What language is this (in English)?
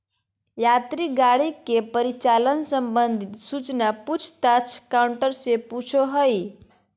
Magahi